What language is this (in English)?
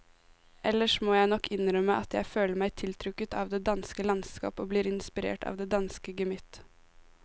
Norwegian